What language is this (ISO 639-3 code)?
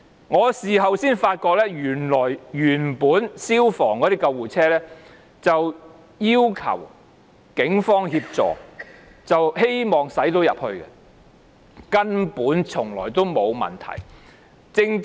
yue